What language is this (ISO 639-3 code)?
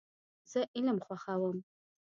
pus